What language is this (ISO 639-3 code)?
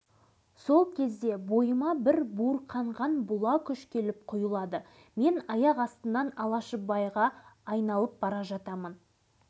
kaz